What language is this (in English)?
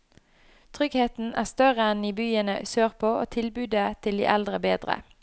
Norwegian